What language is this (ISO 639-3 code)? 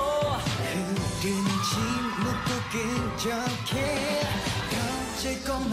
kor